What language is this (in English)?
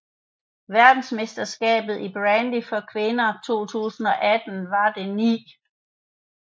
Danish